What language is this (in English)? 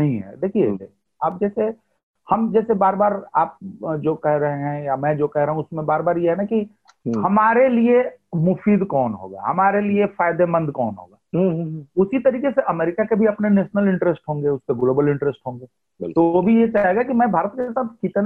Hindi